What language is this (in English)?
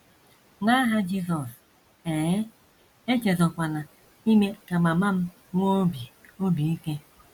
Igbo